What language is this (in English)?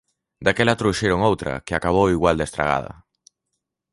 Galician